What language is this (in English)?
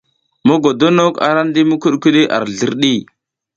South Giziga